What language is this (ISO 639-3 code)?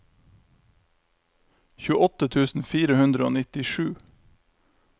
nor